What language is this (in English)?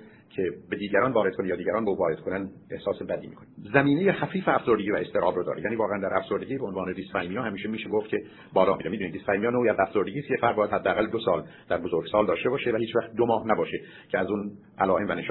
Persian